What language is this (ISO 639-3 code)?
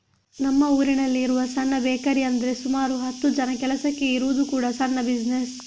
kan